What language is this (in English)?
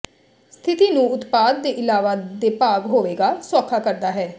Punjabi